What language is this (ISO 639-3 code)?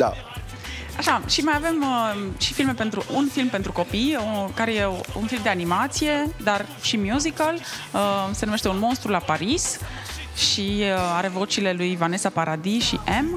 ron